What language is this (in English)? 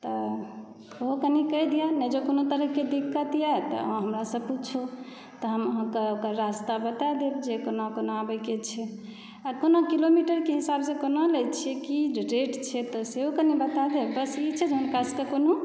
Maithili